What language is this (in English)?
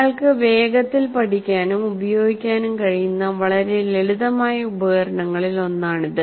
Malayalam